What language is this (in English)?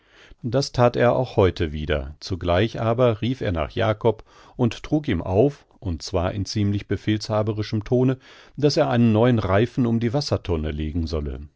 German